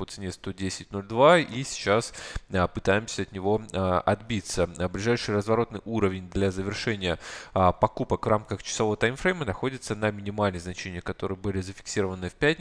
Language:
Russian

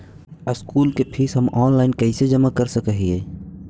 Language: Magahi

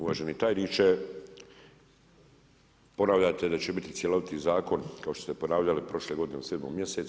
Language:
Croatian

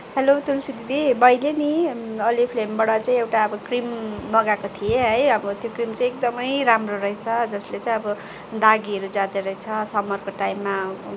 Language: Nepali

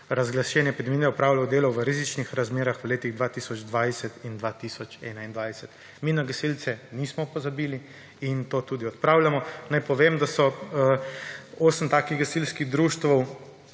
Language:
Slovenian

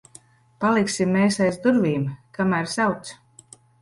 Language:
Latvian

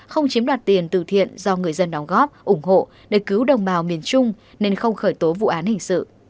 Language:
Vietnamese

